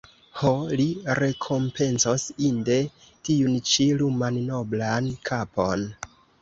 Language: Esperanto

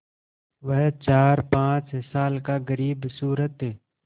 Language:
Hindi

